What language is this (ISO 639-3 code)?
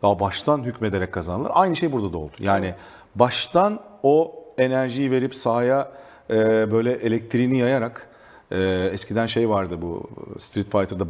tur